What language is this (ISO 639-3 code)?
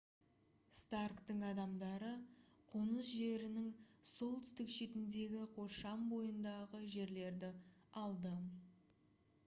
kaz